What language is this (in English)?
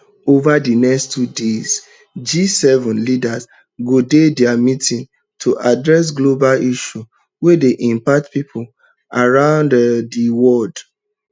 Nigerian Pidgin